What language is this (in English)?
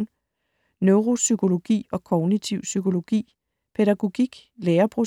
Danish